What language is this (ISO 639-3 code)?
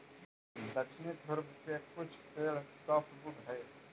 mag